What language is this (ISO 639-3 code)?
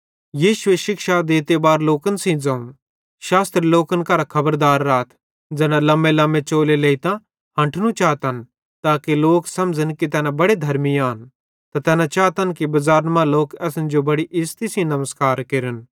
bhd